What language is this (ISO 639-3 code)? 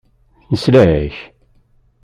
kab